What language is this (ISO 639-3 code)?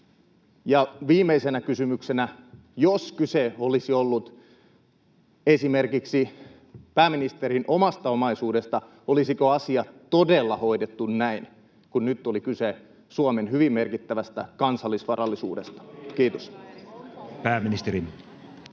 fin